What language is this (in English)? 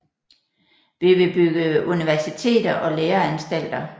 Danish